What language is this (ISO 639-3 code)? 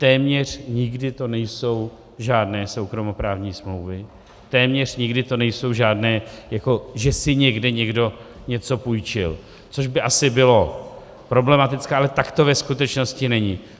ces